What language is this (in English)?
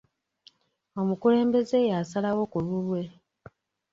Ganda